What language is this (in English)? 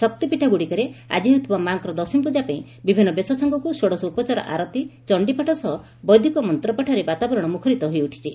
Odia